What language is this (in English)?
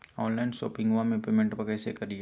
Magahi